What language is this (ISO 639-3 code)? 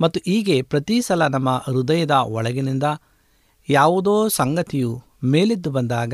kan